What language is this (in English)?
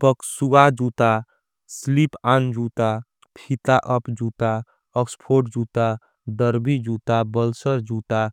Angika